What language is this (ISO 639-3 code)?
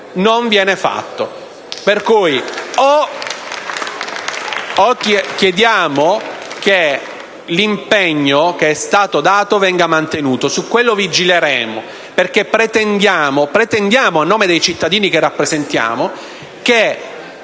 ita